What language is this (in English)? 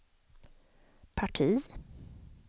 Swedish